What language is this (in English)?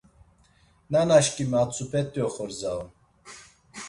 Laz